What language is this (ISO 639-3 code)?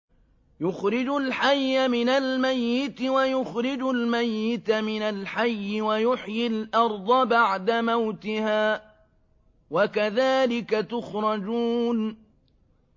ara